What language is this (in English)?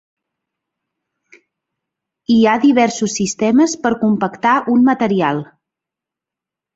Catalan